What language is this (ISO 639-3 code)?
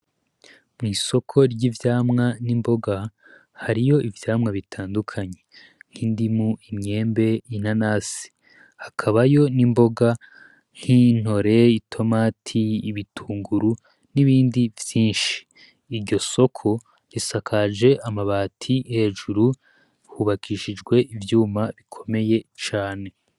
run